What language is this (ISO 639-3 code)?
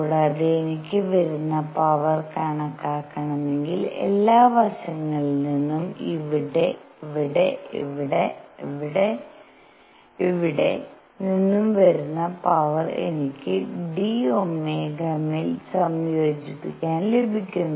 mal